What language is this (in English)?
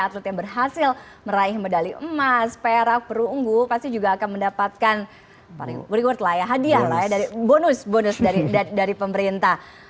Indonesian